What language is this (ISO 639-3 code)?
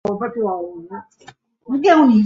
zho